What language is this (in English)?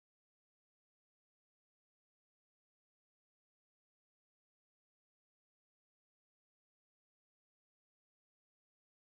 Kikuyu